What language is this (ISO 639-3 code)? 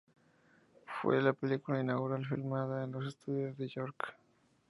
spa